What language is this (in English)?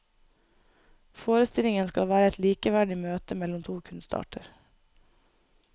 Norwegian